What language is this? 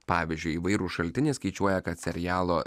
Lithuanian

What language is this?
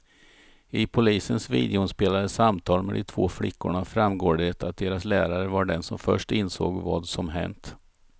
Swedish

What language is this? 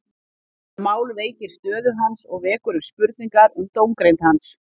Icelandic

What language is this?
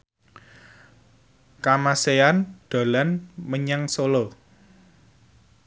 Javanese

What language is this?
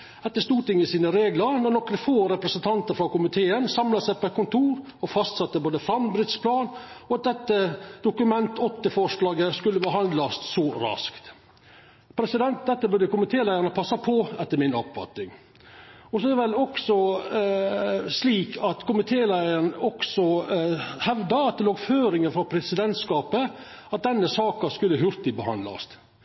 Norwegian Nynorsk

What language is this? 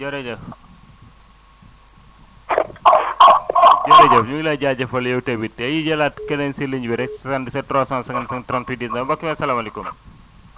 Wolof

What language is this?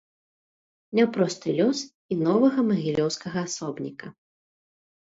Belarusian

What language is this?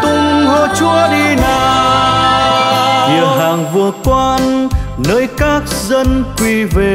Vietnamese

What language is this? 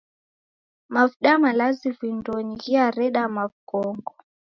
Taita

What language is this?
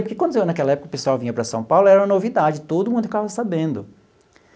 Portuguese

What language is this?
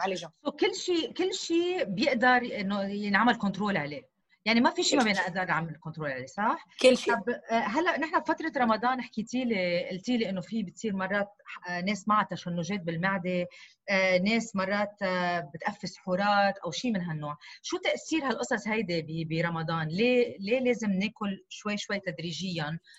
Arabic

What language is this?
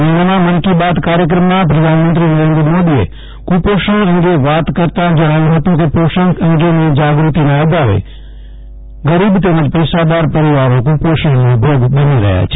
Gujarati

